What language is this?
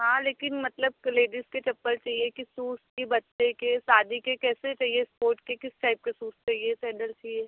Hindi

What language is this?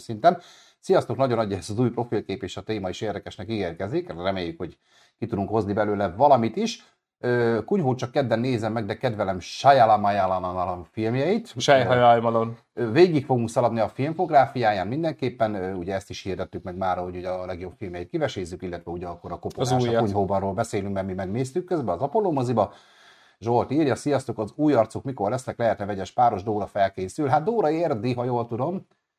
Hungarian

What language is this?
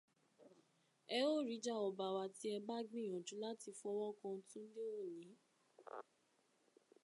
Yoruba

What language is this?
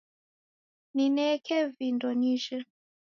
Taita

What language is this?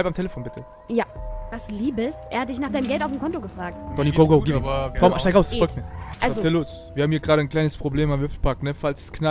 German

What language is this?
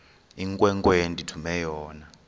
Xhosa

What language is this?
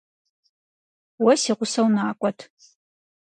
Kabardian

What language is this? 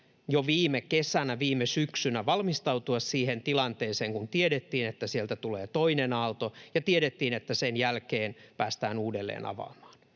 Finnish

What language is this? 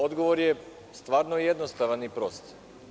Serbian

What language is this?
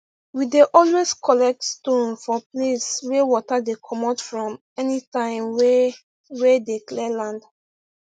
Nigerian Pidgin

